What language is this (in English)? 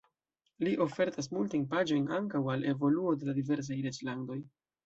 Esperanto